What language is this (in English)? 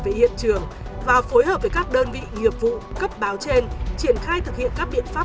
Vietnamese